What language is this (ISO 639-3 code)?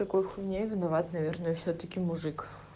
rus